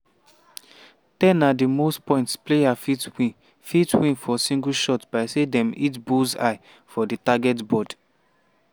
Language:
Nigerian Pidgin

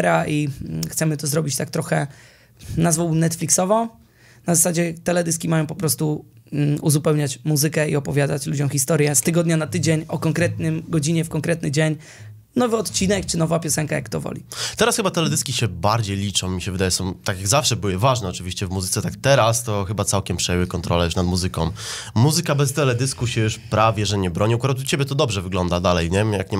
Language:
Polish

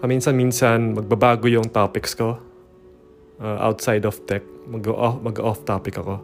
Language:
Filipino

